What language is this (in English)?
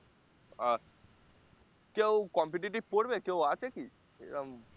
Bangla